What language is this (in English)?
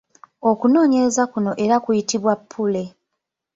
Ganda